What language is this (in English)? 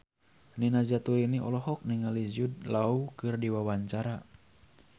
Sundanese